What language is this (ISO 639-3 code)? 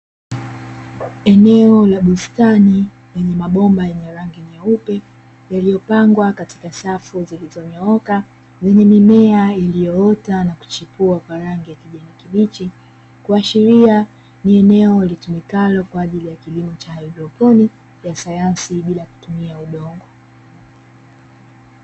swa